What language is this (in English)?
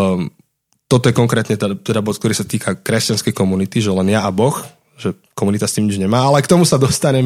Slovak